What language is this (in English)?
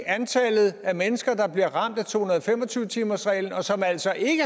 Danish